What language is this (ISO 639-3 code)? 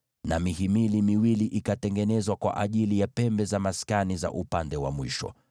swa